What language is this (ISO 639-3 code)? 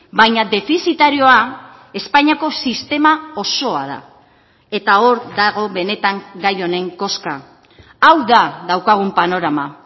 eus